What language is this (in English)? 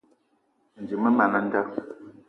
Eton (Cameroon)